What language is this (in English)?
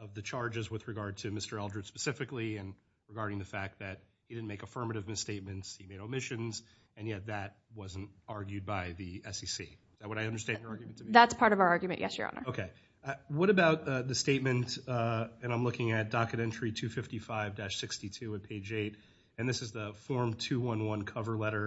English